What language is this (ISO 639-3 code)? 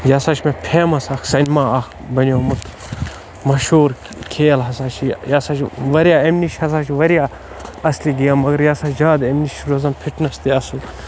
kas